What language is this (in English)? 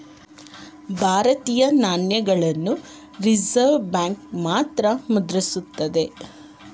Kannada